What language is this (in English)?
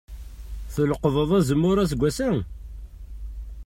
Kabyle